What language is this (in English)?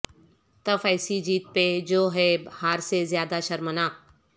Urdu